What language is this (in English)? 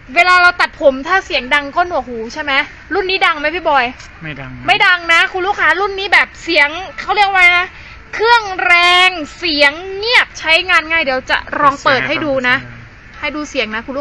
Thai